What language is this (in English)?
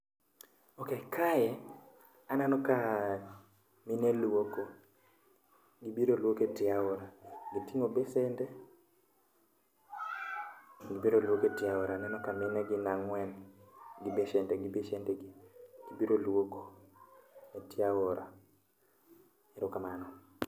Luo (Kenya and Tanzania)